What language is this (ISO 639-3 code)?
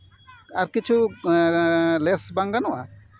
sat